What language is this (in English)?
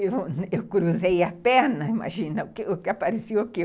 Portuguese